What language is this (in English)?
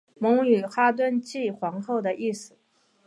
Chinese